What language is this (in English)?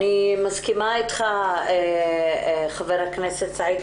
Hebrew